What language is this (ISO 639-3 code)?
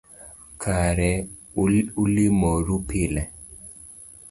luo